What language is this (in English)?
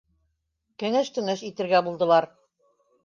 Bashkir